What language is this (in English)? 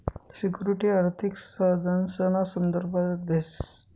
Marathi